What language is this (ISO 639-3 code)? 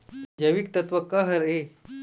hne